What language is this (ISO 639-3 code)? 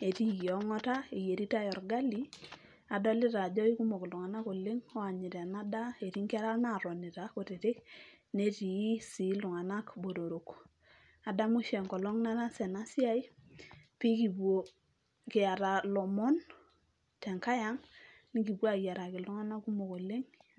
mas